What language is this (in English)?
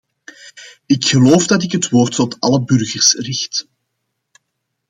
Dutch